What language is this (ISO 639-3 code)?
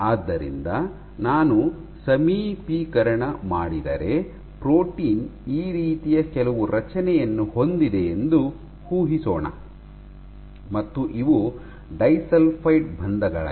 kan